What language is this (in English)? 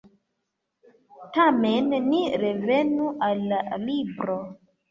Esperanto